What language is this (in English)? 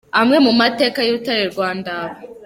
Kinyarwanda